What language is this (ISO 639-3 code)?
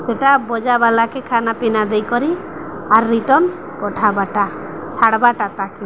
ori